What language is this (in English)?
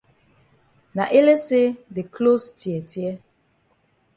Cameroon Pidgin